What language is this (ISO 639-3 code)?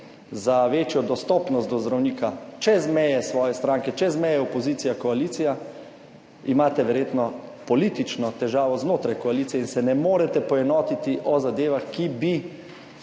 slv